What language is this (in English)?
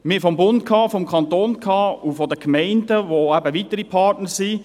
Swiss German